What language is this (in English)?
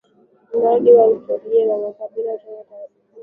Swahili